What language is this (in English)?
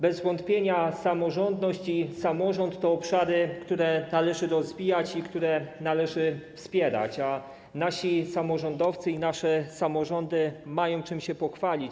Polish